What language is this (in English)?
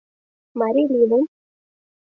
Mari